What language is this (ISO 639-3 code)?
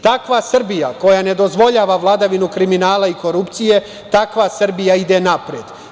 srp